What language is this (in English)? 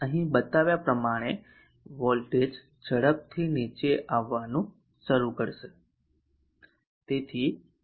Gujarati